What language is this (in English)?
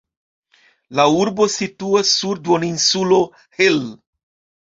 Esperanto